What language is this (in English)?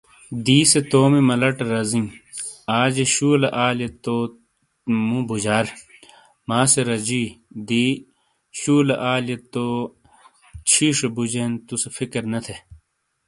Shina